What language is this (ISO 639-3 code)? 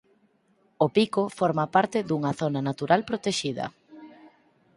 glg